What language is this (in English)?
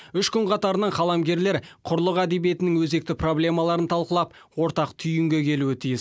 Kazakh